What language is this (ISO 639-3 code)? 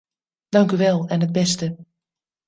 nld